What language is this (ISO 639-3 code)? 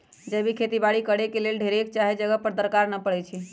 mag